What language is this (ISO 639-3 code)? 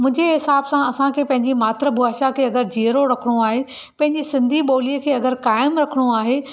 snd